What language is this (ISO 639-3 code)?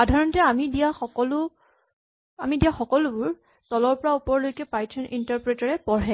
asm